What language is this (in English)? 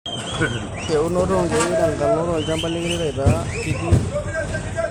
Masai